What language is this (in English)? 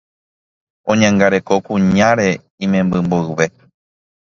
Guarani